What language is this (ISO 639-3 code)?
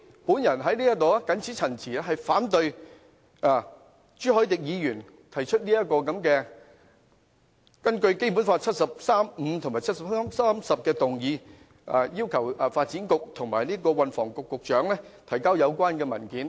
yue